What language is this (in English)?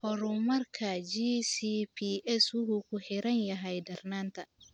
Somali